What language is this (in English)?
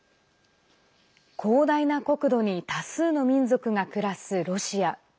Japanese